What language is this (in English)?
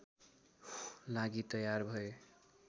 Nepali